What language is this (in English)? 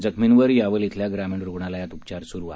Marathi